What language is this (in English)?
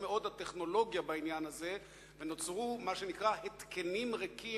Hebrew